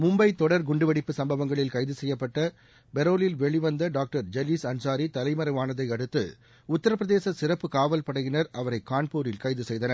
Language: Tamil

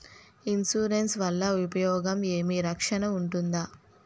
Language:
Telugu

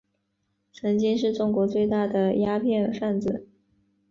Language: Chinese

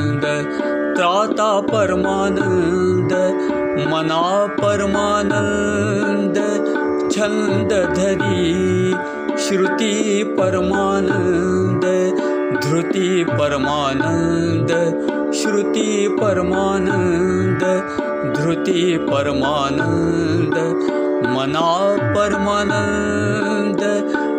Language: Marathi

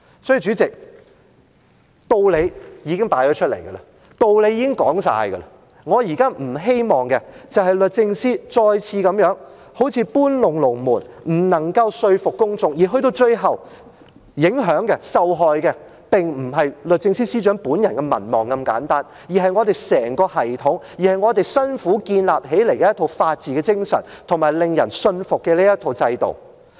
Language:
Cantonese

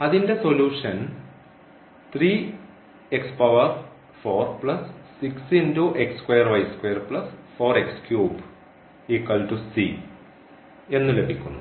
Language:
Malayalam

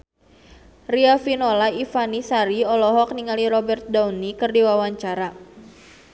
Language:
Sundanese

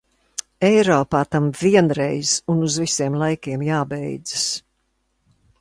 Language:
Latvian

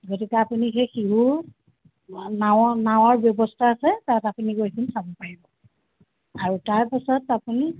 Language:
Assamese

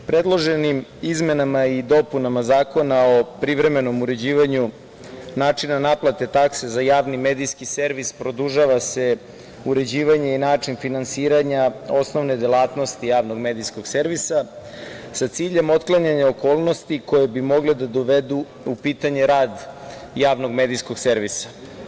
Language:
Serbian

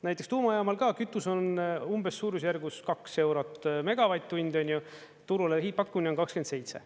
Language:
Estonian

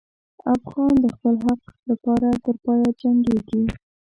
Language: Pashto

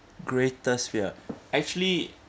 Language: English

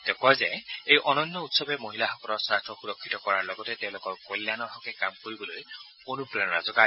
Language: Assamese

